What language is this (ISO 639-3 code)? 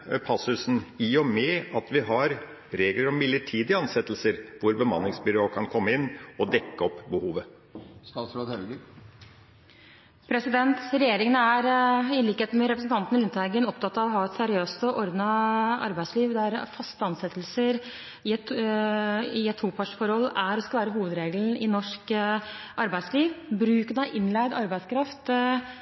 nob